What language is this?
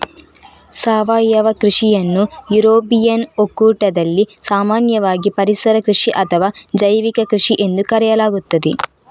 Kannada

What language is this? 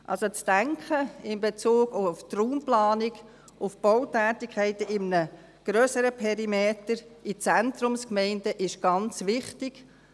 Swiss German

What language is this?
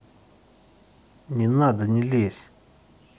Russian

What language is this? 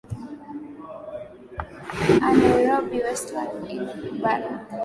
Swahili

